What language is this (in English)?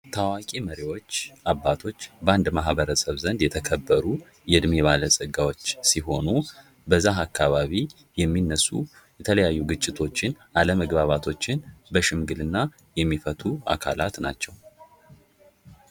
Amharic